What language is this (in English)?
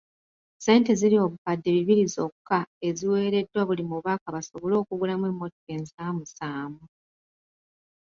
Ganda